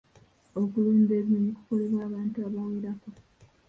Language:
Ganda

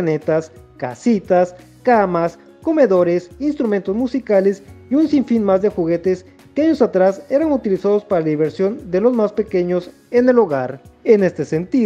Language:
Spanish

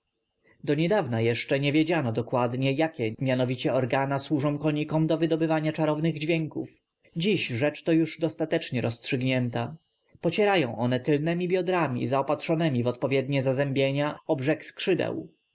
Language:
Polish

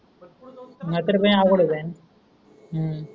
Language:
Marathi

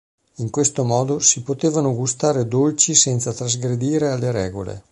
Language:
Italian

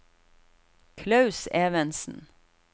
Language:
Norwegian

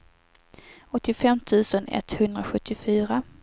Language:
Swedish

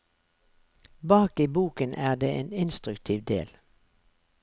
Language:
Norwegian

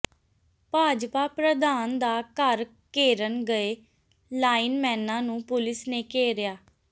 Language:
Punjabi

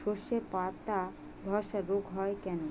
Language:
Bangla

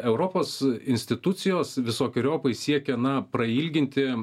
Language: Lithuanian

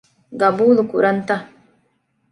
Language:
Divehi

